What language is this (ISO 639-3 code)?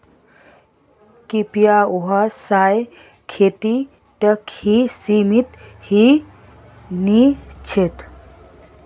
mag